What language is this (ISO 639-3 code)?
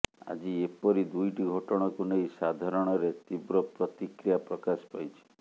ori